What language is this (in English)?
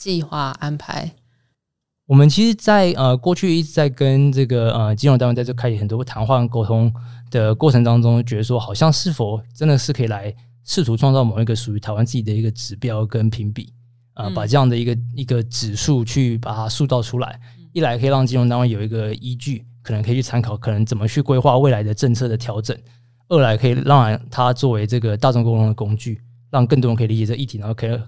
Chinese